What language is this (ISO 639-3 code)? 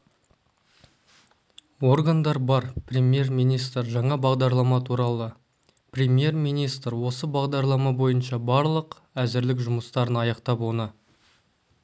kaz